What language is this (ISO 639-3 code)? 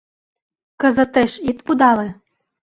chm